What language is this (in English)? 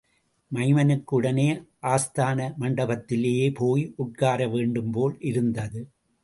Tamil